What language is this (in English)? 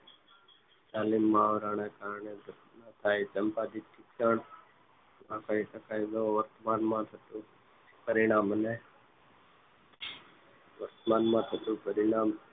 Gujarati